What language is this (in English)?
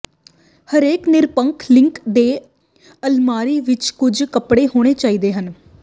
Punjabi